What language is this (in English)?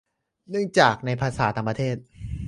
Thai